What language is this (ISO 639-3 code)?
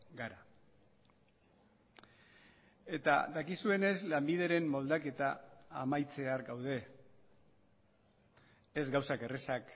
eus